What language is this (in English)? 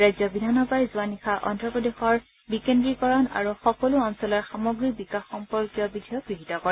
Assamese